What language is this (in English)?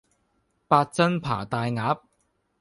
Cantonese